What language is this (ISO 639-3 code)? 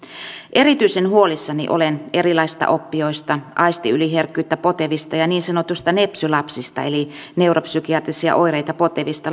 fin